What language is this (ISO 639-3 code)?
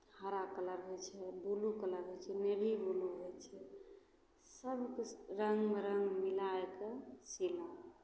mai